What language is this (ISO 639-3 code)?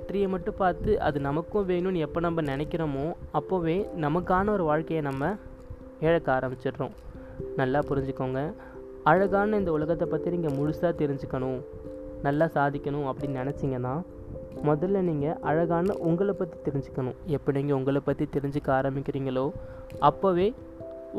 tam